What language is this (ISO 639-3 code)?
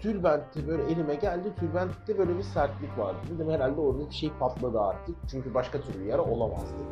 tur